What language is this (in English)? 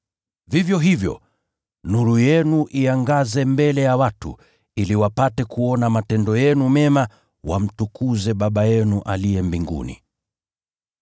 Swahili